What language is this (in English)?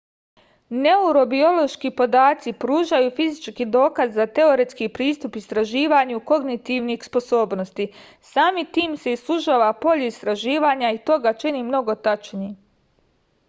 Serbian